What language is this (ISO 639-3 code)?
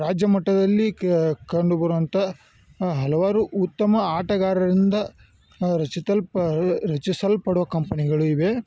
kan